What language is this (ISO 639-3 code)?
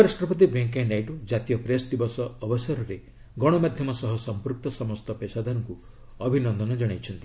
ori